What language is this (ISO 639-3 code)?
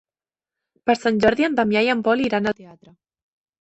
cat